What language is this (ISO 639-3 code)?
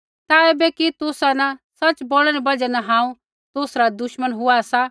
kfx